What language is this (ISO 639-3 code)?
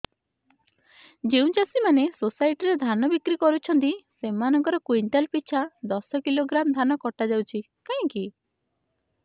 ori